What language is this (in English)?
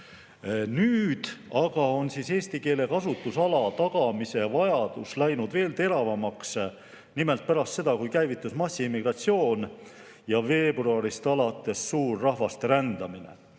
Estonian